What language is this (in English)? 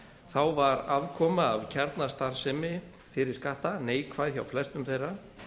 Icelandic